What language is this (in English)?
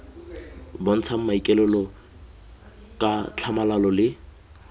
Tswana